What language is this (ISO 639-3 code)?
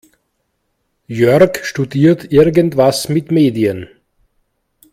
deu